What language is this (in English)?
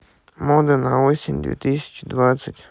Russian